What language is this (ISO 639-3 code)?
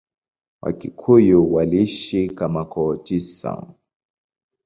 swa